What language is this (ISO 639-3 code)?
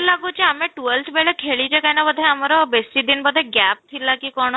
ori